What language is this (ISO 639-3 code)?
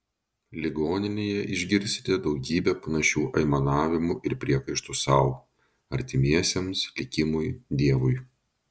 lit